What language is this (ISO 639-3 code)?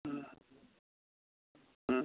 mni